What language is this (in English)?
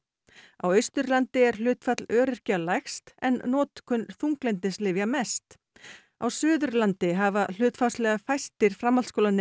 Icelandic